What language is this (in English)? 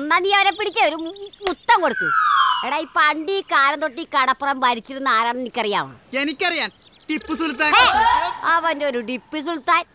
Arabic